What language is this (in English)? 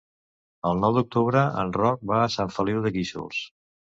Catalan